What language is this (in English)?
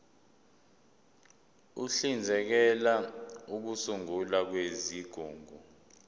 Zulu